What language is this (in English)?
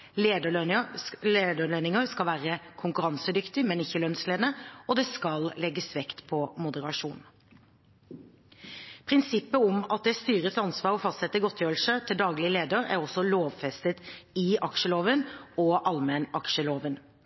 Norwegian Bokmål